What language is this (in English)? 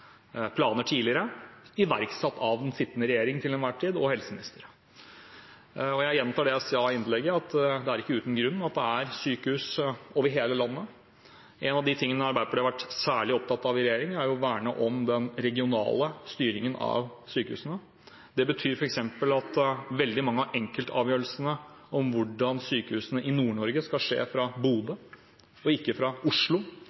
Norwegian Bokmål